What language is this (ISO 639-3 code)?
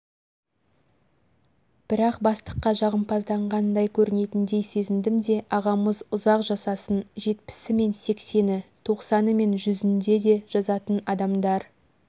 kaz